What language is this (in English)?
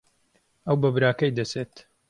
Central Kurdish